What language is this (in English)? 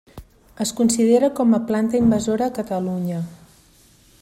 Catalan